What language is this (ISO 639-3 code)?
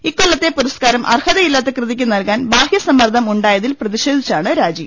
mal